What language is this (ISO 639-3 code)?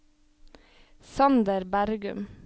nor